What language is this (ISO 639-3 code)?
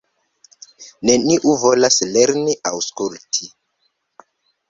epo